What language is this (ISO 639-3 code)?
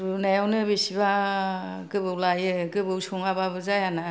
brx